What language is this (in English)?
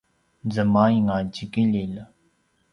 Paiwan